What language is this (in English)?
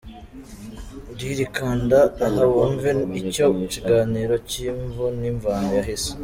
Kinyarwanda